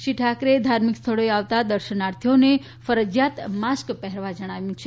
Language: Gujarati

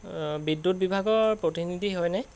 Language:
Assamese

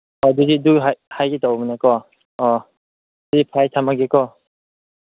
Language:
Manipuri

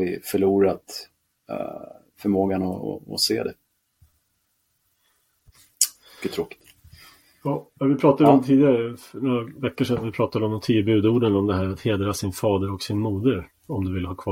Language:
Swedish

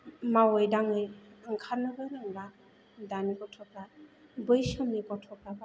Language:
Bodo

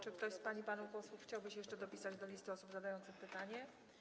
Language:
Polish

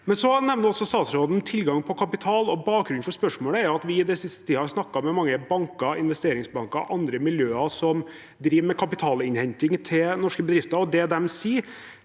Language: Norwegian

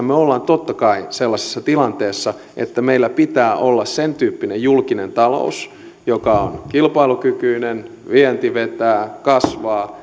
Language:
Finnish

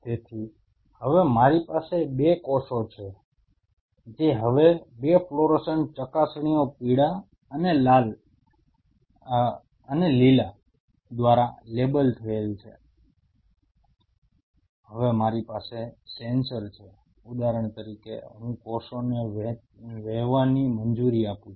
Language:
Gujarati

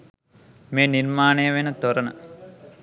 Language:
Sinhala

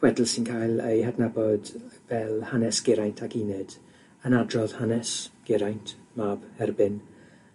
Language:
Welsh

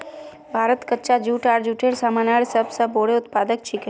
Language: Magahi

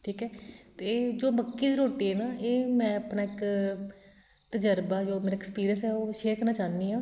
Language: Punjabi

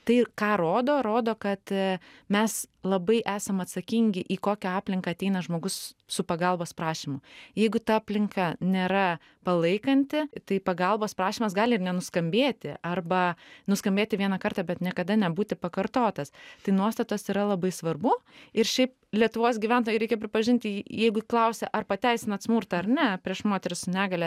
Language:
Lithuanian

